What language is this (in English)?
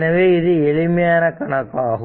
Tamil